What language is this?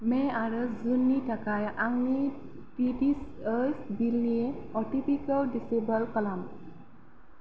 Bodo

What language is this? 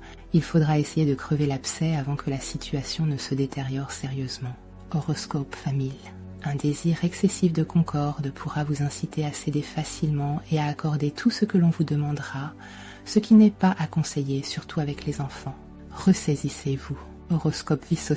French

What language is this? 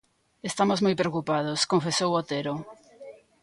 Galician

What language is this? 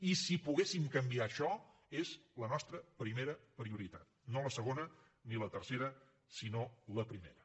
Catalan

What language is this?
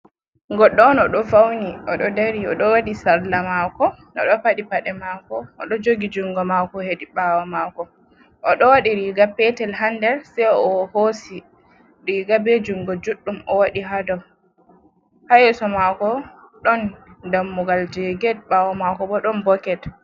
Fula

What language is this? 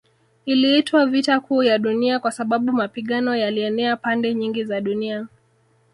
Swahili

